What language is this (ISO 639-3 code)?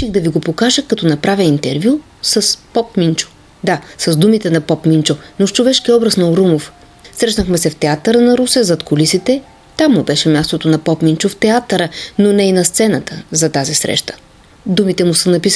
bul